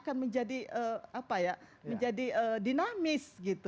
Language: Indonesian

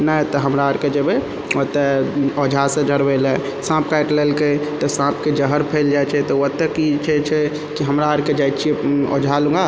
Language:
Maithili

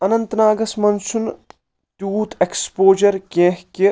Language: Kashmiri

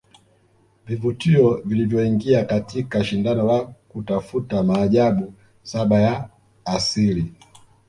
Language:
Swahili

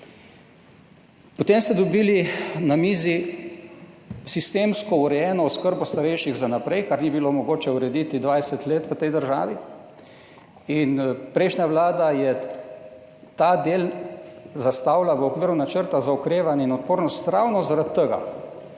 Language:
Slovenian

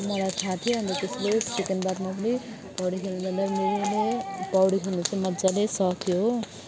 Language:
Nepali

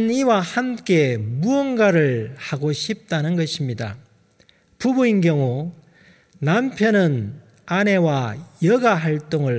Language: Korean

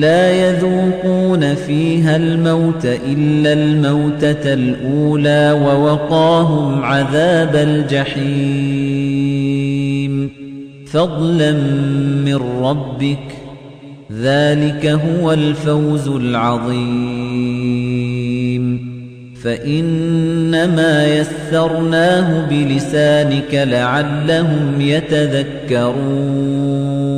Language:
Arabic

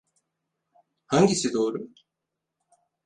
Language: Turkish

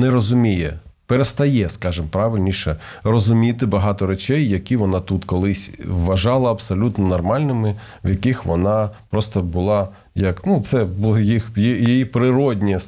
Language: Ukrainian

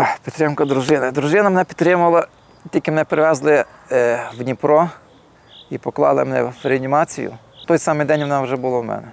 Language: Ukrainian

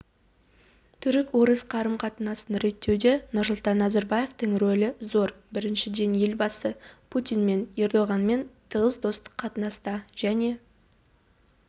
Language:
Kazakh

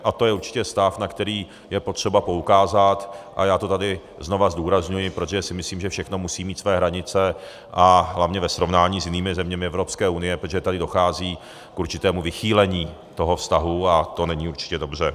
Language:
Czech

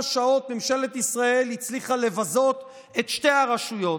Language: Hebrew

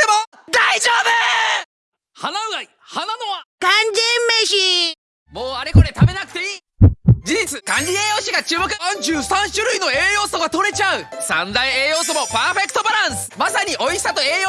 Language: Japanese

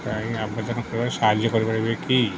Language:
Odia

